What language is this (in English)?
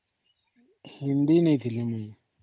Odia